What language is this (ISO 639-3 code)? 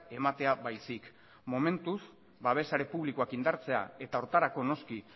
eus